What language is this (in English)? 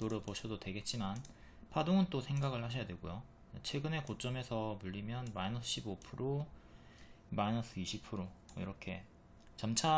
Korean